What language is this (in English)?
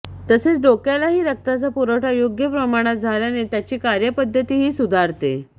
Marathi